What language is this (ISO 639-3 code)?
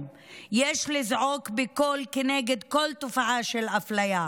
heb